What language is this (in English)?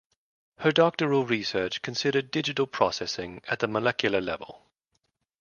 English